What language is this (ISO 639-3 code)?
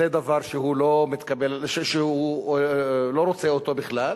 heb